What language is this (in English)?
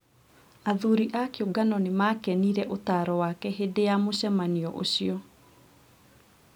Kikuyu